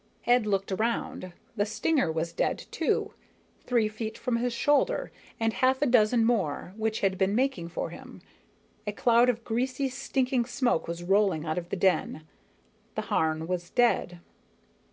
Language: English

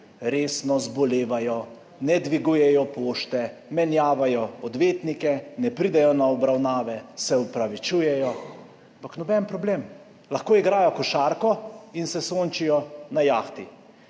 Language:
Slovenian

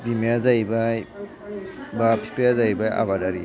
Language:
Bodo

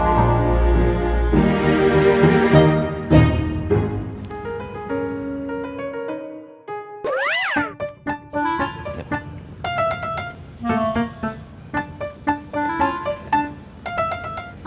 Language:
Indonesian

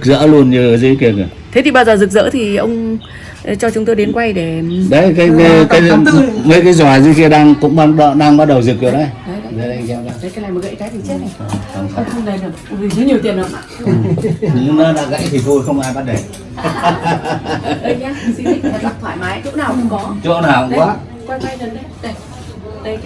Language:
Vietnamese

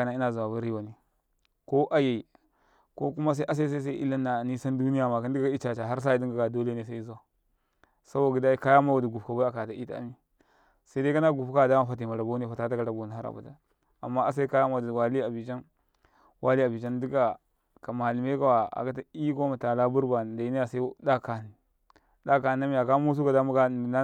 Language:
Karekare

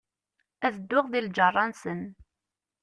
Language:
Kabyle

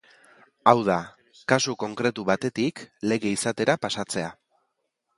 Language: Basque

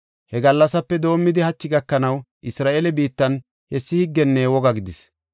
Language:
Gofa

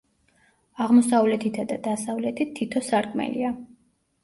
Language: Georgian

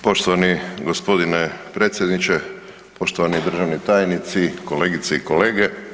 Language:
Croatian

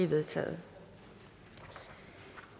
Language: Danish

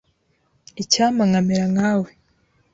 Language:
Kinyarwanda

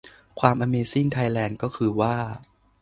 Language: Thai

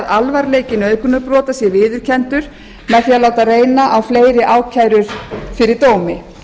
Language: Icelandic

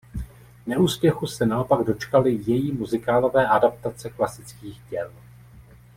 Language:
Czech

